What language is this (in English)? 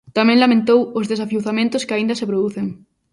Galician